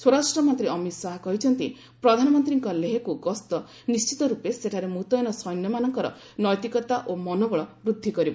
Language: Odia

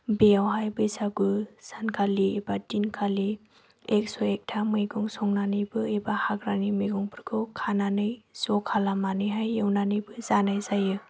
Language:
Bodo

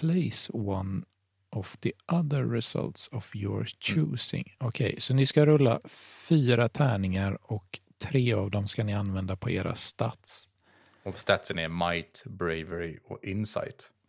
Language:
Swedish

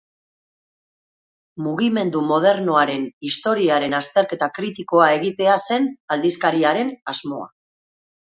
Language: Basque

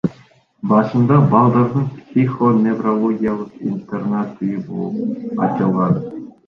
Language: Kyrgyz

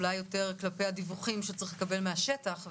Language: Hebrew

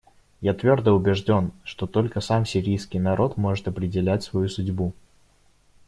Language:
Russian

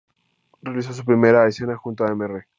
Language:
Spanish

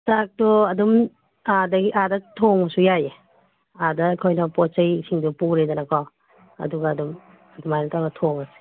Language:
Manipuri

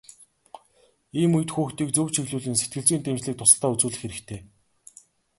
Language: Mongolian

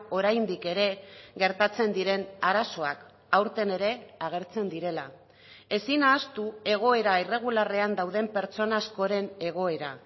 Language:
Basque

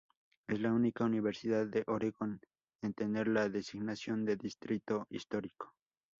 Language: Spanish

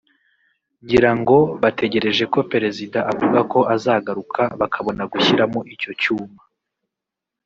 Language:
Kinyarwanda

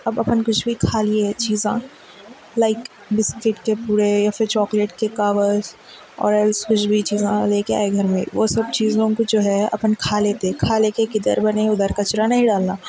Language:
Urdu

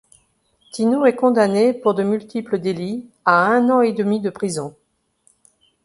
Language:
French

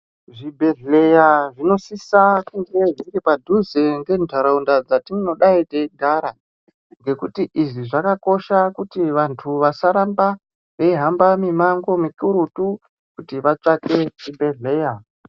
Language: Ndau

